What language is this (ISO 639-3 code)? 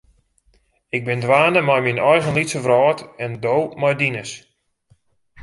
fry